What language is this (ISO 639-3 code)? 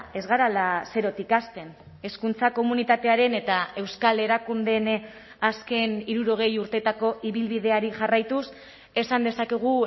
eus